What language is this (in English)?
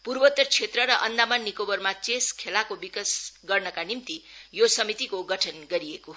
Nepali